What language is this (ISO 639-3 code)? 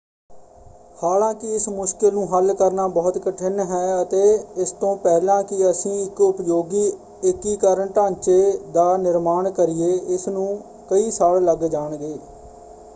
pan